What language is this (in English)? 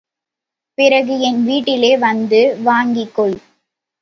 Tamil